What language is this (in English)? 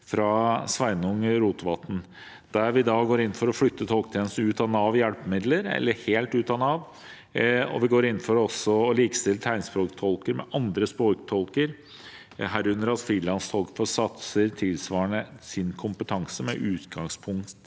Norwegian